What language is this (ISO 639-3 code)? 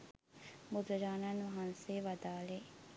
sin